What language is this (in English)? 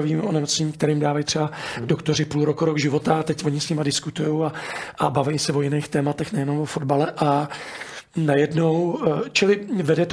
Czech